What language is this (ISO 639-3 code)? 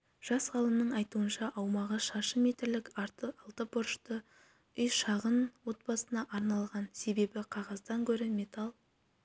kaz